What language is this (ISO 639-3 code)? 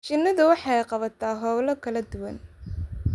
som